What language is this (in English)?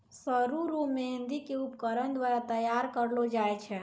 Maithili